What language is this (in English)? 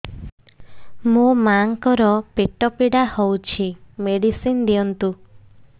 Odia